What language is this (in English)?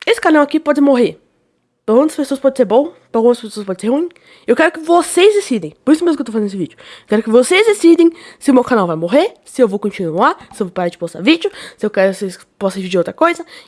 Portuguese